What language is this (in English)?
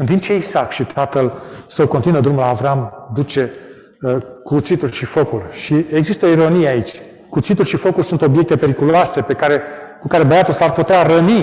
Romanian